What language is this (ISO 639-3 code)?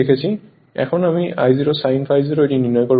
ben